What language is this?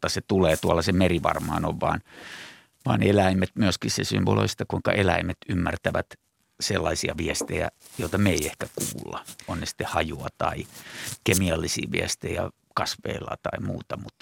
Finnish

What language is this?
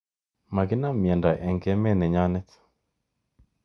Kalenjin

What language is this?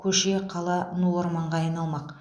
Kazakh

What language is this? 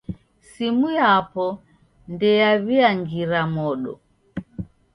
Taita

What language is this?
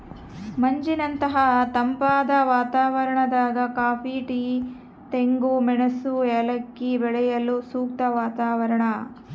Kannada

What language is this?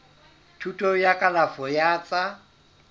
Southern Sotho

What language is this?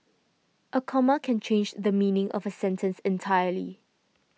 English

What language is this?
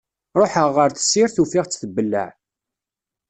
Kabyle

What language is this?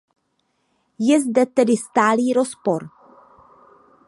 Czech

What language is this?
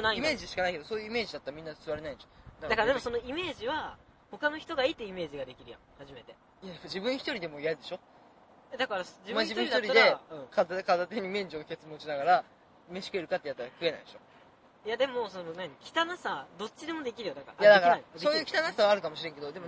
Japanese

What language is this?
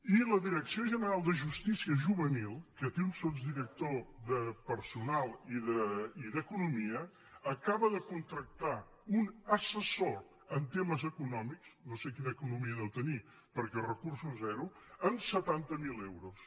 Catalan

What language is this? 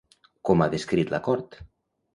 Catalan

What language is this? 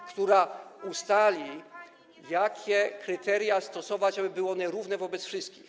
Polish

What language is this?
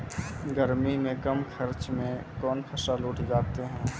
Maithili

